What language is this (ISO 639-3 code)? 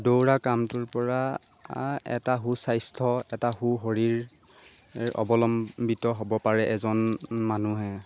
asm